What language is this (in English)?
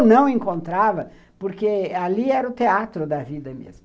Portuguese